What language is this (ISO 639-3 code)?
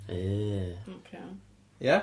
cym